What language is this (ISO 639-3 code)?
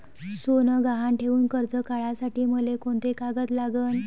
mar